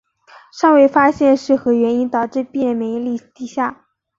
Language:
Chinese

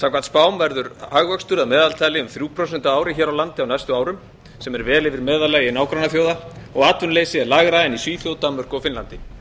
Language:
Icelandic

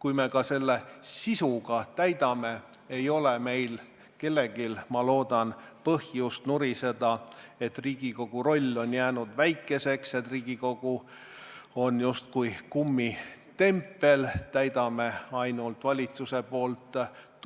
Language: Estonian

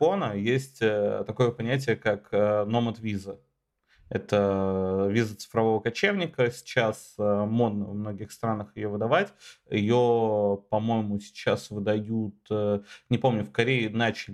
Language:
Russian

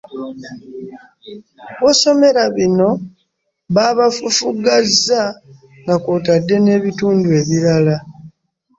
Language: Ganda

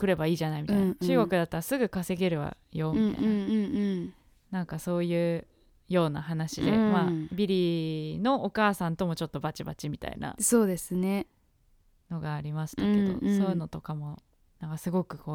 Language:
Japanese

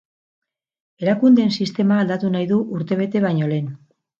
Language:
Basque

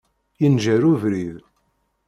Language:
Kabyle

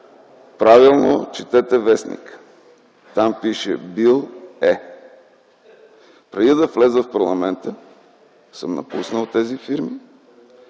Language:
Bulgarian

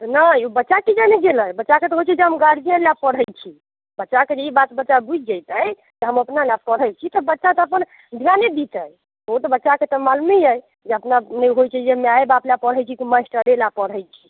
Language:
Maithili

